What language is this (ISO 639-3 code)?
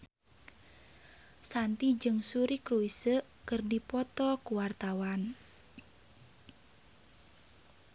sun